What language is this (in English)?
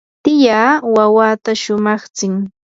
Yanahuanca Pasco Quechua